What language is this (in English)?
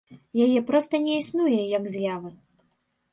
Belarusian